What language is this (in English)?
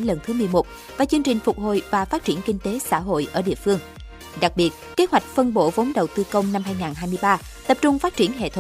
Vietnamese